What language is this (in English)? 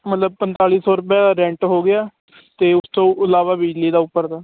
Punjabi